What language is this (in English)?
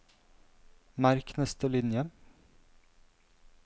Norwegian